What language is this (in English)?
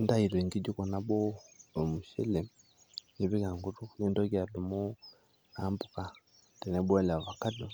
Masai